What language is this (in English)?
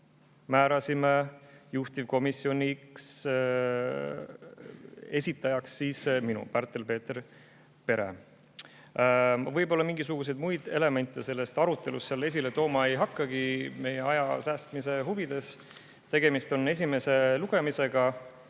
Estonian